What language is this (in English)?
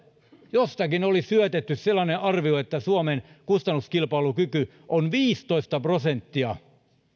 Finnish